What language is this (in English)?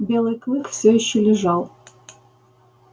Russian